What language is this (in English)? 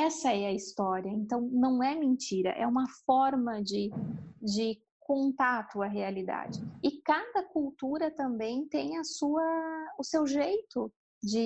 Portuguese